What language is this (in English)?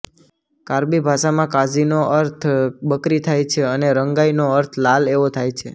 Gujarati